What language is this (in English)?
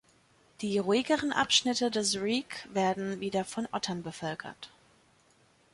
German